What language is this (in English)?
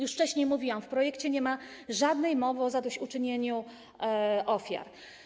Polish